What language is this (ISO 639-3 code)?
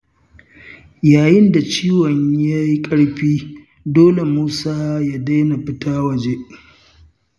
hau